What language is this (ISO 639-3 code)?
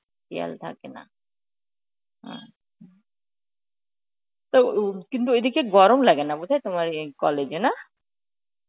ben